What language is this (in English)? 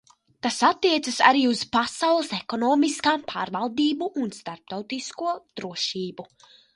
Latvian